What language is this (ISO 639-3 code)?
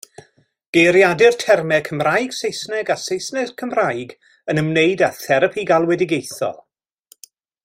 cym